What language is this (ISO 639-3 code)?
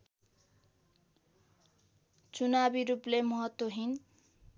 nep